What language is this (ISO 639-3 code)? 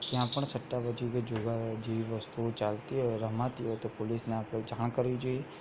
guj